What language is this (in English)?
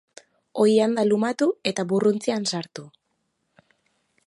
Basque